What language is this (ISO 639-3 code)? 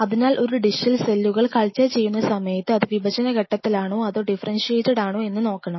mal